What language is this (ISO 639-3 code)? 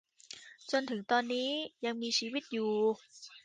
tha